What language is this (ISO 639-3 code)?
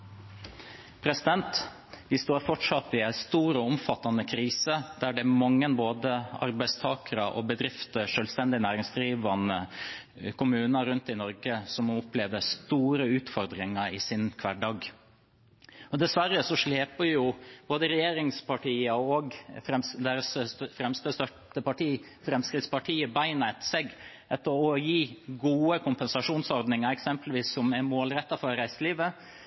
nob